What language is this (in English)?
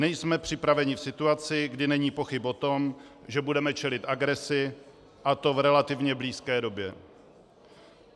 Czech